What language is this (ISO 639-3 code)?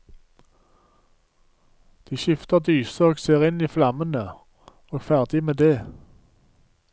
nor